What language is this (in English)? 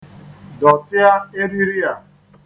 Igbo